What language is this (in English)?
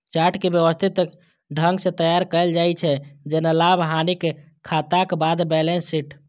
Maithili